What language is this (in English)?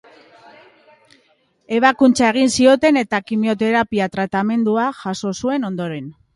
Basque